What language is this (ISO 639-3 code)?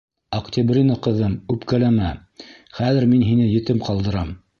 bak